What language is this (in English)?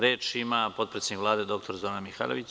Serbian